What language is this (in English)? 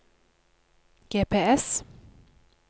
Norwegian